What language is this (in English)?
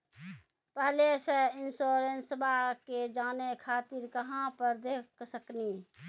Maithili